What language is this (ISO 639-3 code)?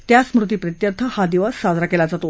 mar